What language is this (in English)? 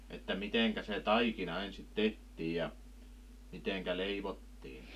Finnish